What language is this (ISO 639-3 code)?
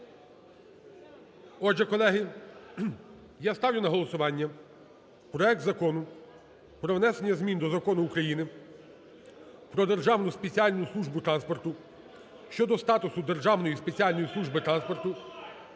ukr